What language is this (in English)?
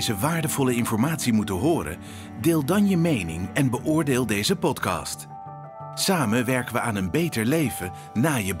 Dutch